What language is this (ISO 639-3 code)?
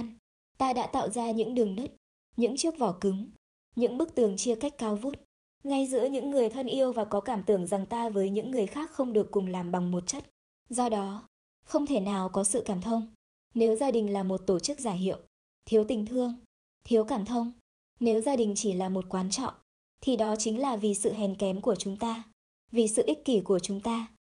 vie